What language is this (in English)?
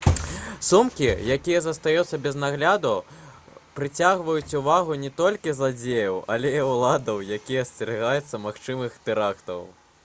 Belarusian